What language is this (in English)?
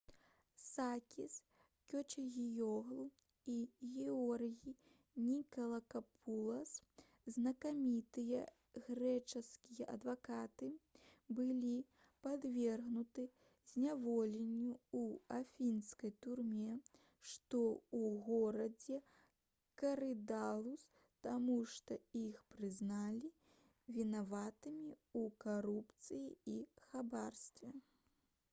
Belarusian